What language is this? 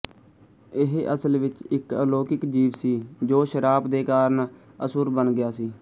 Punjabi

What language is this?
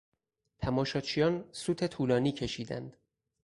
Persian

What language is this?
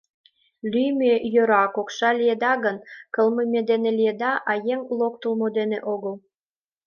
Mari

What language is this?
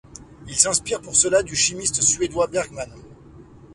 French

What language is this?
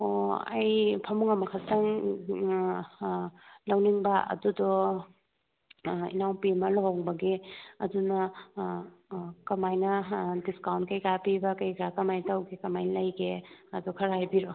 Manipuri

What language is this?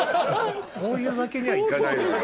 Japanese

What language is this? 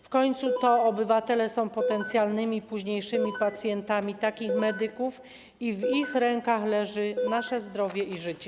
Polish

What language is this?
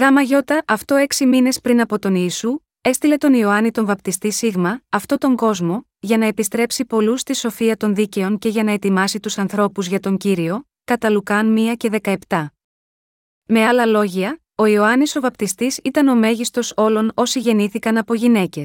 Greek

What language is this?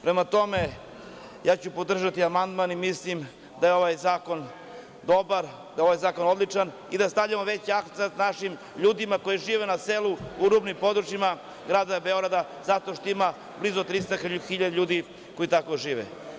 Serbian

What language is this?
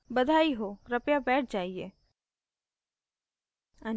Hindi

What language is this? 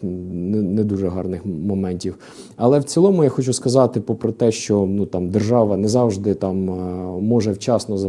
Ukrainian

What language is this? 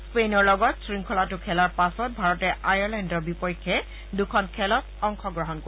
Assamese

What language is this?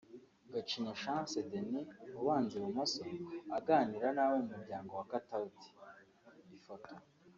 Kinyarwanda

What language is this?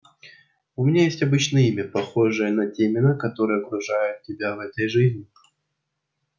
Russian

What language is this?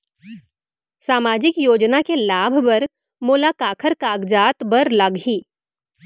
Chhattisgarhi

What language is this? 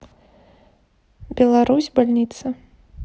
Russian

